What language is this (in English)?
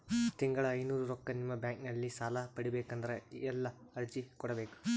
Kannada